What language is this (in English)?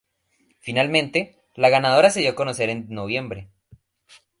Spanish